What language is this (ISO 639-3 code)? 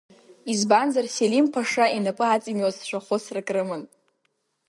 abk